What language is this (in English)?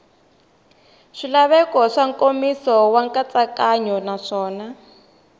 Tsonga